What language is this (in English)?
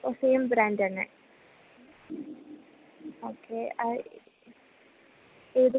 Malayalam